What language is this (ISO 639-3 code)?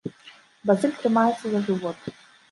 bel